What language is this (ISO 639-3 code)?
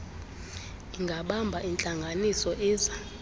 xho